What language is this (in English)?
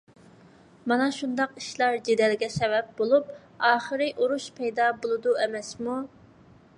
Uyghur